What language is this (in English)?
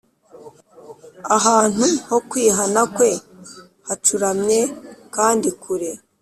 Kinyarwanda